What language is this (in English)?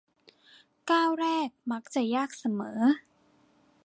Thai